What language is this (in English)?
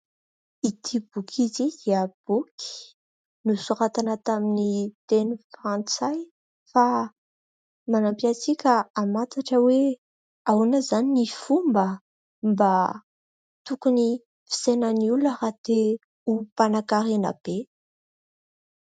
Malagasy